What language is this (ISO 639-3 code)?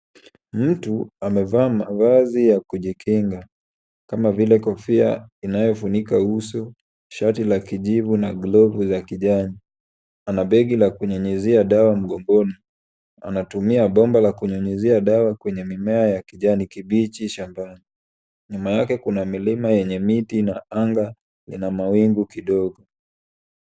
swa